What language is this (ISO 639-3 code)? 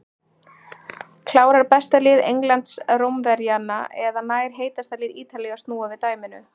isl